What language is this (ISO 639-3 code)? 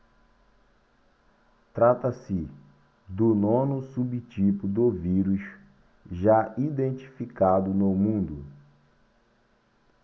por